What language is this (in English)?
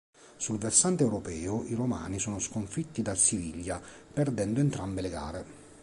Italian